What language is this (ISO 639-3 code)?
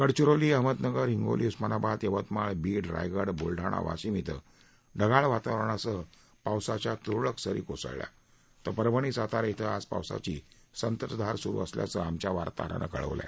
mar